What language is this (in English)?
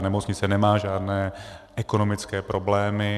Czech